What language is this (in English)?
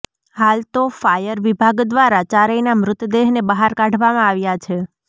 Gujarati